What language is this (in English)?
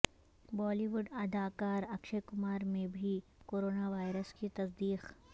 Urdu